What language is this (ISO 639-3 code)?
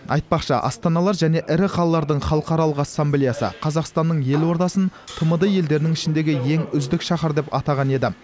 kaz